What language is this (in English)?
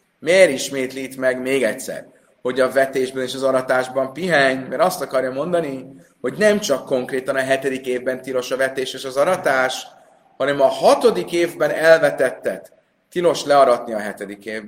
Hungarian